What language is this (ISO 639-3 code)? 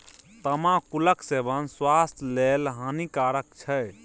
mai